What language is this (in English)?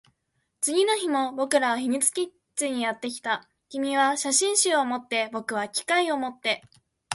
Japanese